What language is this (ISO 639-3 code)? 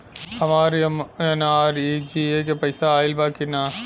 bho